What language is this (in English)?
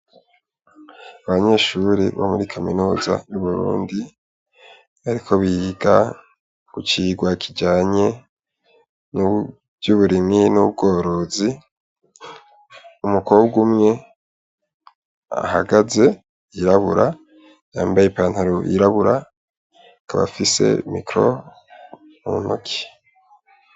Rundi